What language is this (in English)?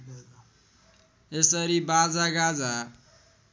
Nepali